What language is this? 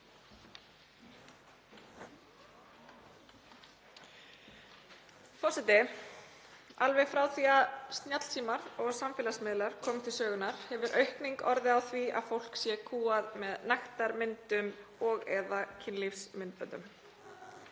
Icelandic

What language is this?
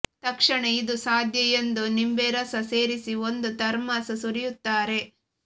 Kannada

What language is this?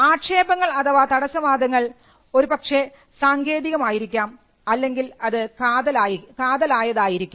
Malayalam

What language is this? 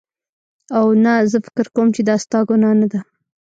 Pashto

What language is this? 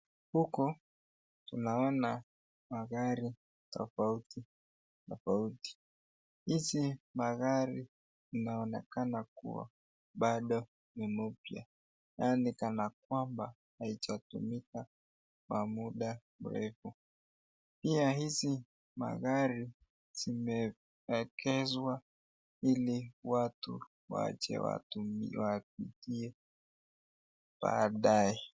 Swahili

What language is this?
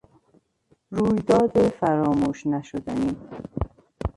Persian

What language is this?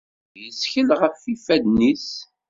Kabyle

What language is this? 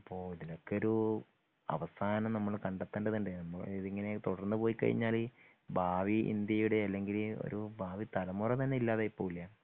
Malayalam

